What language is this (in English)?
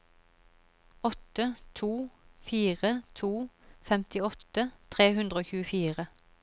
Norwegian